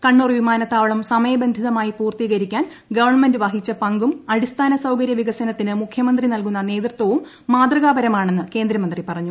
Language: Malayalam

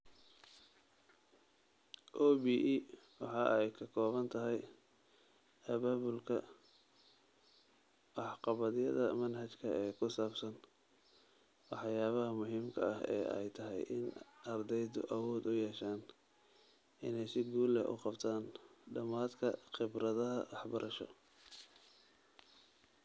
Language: Somali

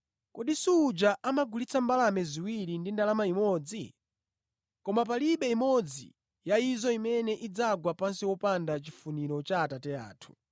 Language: Nyanja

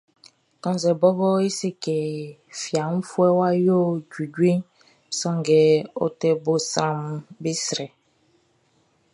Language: Baoulé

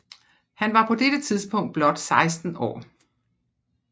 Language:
Danish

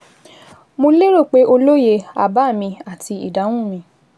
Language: Yoruba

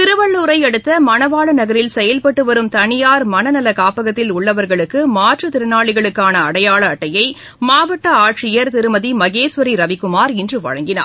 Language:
Tamil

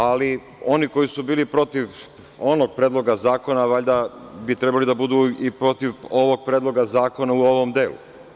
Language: Serbian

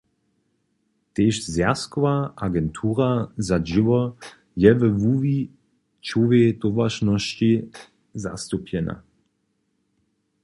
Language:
Upper Sorbian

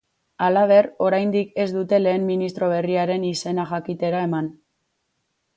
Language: Basque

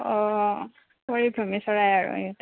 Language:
Assamese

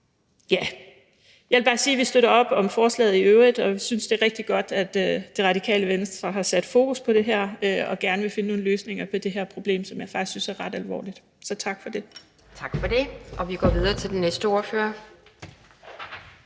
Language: Danish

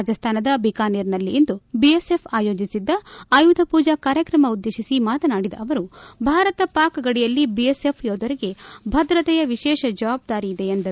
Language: Kannada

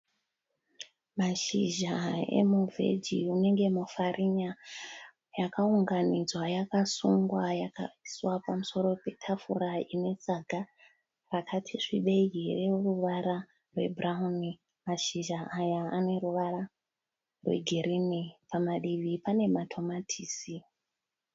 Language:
Shona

